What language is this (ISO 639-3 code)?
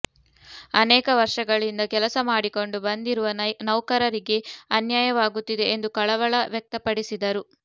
kan